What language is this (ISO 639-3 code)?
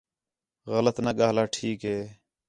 xhe